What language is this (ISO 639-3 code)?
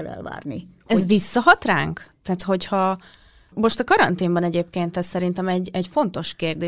hun